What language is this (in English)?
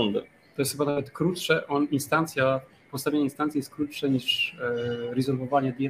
Polish